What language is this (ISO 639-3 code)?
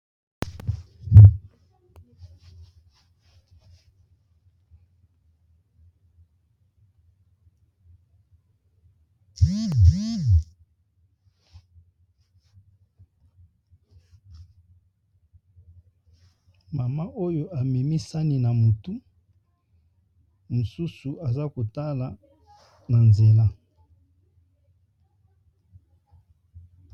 lin